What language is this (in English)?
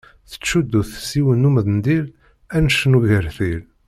Kabyle